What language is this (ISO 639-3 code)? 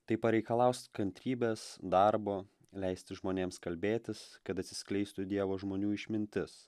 lit